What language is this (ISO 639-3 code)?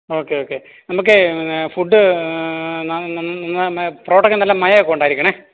mal